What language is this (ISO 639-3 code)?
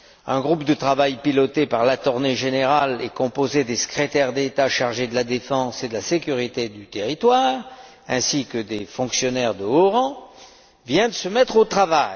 fra